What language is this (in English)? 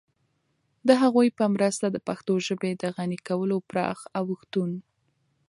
Pashto